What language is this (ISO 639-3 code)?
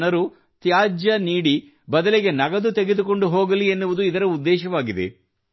kan